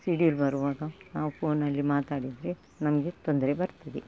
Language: Kannada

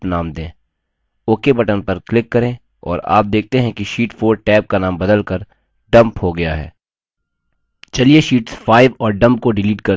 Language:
Hindi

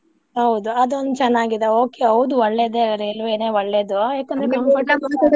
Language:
Kannada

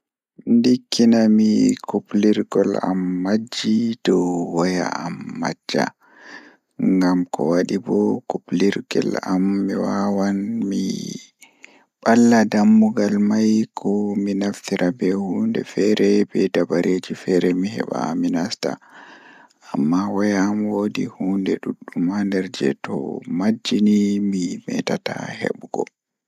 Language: Fula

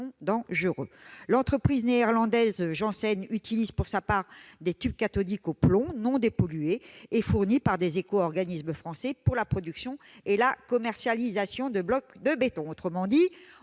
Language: French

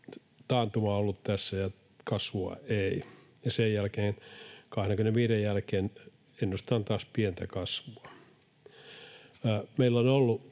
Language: Finnish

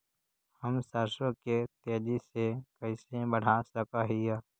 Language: Magahi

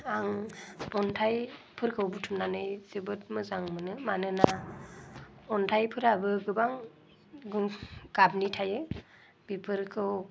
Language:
Bodo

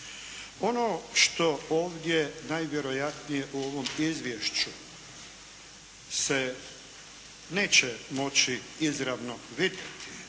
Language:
Croatian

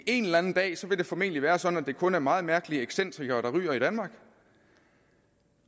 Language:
Danish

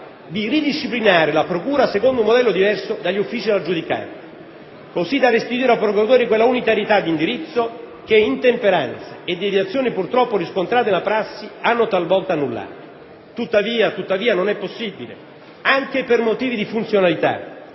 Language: Italian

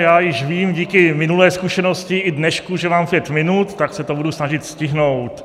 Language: Czech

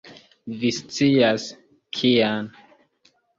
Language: Esperanto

